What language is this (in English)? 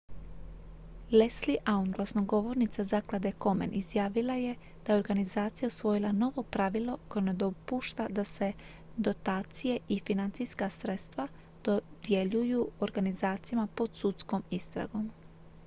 Croatian